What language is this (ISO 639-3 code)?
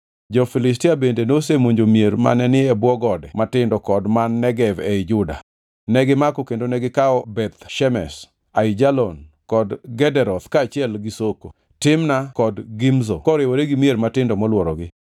luo